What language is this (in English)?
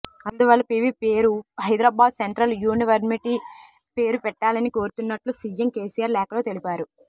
Telugu